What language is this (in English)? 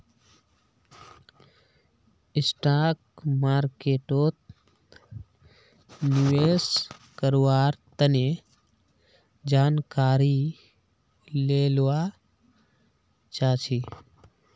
Magahi